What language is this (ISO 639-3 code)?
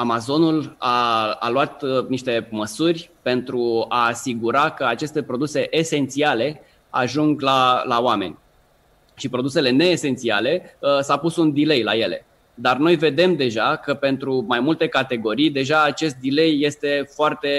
ron